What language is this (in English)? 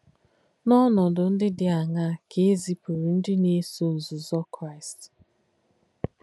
Igbo